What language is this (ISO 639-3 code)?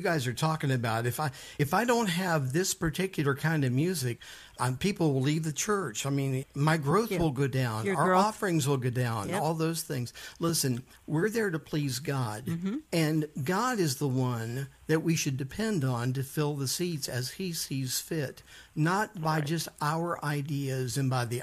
eng